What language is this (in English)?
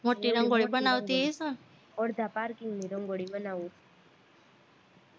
Gujarati